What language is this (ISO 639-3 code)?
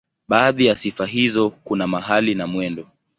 swa